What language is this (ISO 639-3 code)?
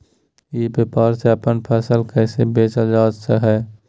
mag